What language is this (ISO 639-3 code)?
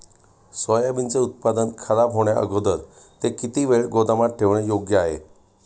mar